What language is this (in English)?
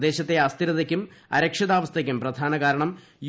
Malayalam